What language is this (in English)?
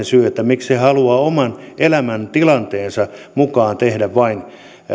Finnish